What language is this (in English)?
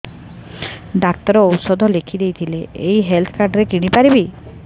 Odia